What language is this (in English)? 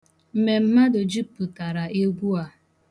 Igbo